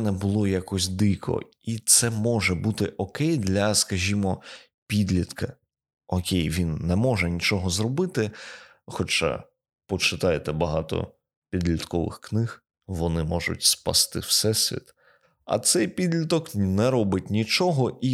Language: Ukrainian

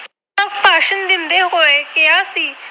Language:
Punjabi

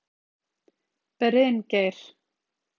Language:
Icelandic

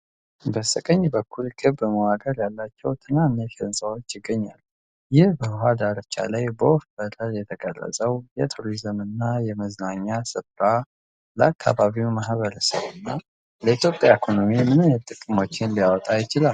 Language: Amharic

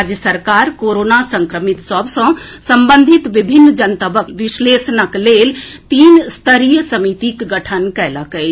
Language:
Maithili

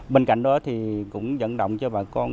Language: Vietnamese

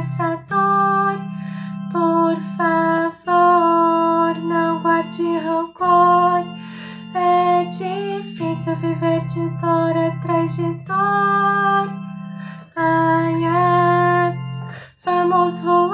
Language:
Thai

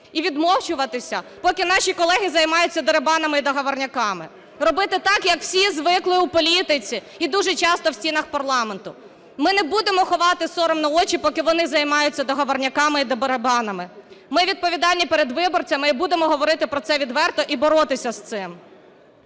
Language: Ukrainian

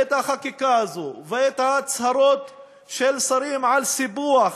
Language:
Hebrew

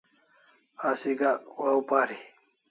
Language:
Kalasha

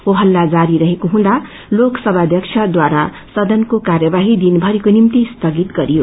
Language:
Nepali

